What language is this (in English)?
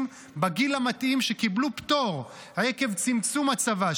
Hebrew